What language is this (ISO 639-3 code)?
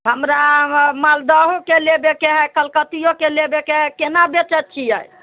mai